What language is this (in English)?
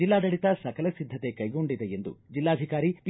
Kannada